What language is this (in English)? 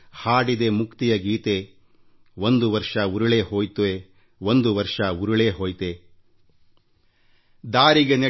Kannada